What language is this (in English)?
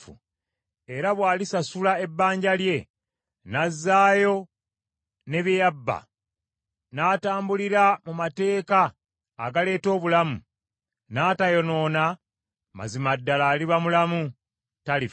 Ganda